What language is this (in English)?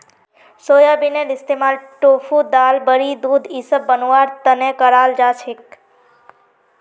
Magahi